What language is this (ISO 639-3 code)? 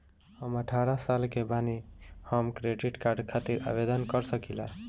bho